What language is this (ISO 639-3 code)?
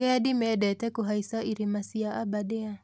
kik